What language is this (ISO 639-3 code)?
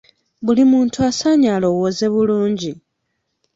lug